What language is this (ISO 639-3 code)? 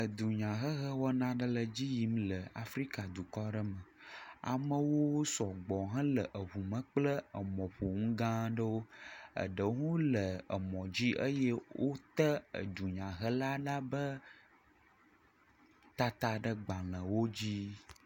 ewe